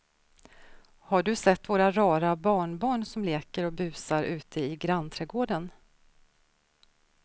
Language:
Swedish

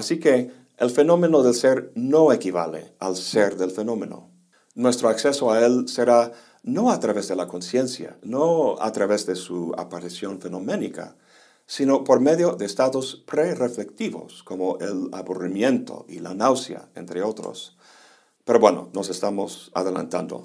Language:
Spanish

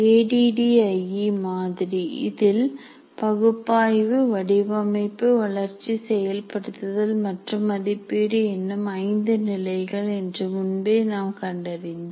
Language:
Tamil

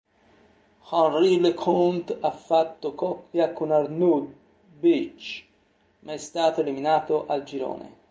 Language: Italian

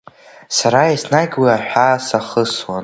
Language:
Abkhazian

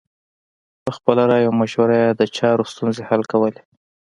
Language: Pashto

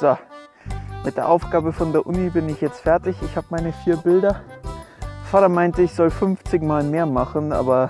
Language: German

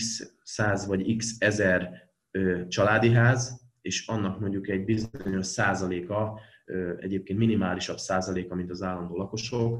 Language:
Hungarian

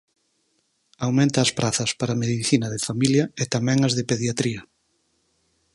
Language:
Galician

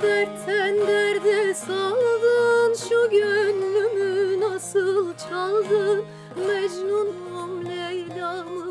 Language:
Turkish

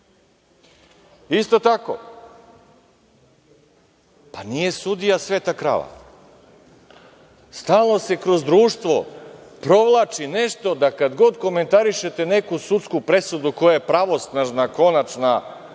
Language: Serbian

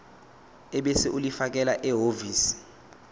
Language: Zulu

